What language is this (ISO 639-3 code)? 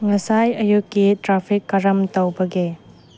mni